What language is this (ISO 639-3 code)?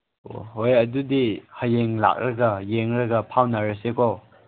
mni